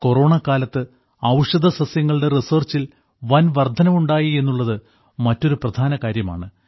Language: Malayalam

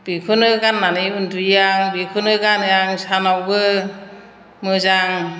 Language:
Bodo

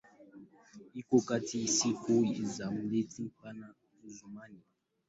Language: Swahili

